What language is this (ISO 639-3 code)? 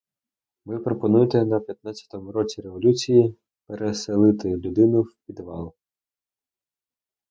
ukr